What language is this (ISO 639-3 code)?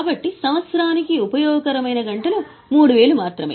tel